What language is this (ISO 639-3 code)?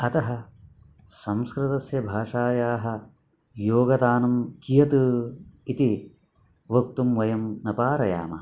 san